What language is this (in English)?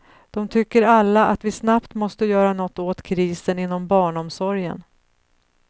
Swedish